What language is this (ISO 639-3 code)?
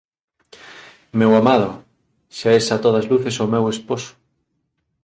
glg